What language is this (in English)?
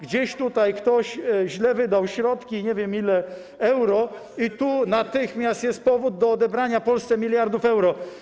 Polish